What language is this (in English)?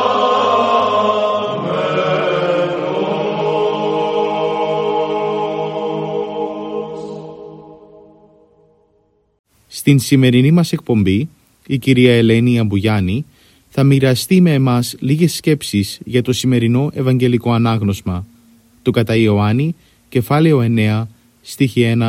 Greek